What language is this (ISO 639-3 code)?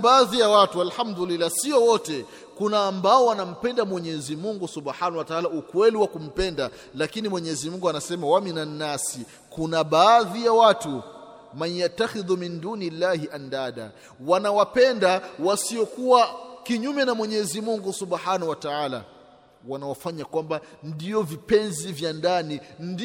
swa